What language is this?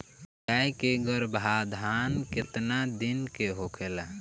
Bhojpuri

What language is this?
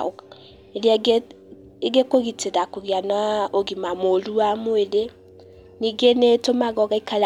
Kikuyu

